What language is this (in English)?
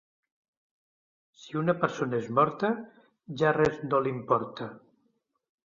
Catalan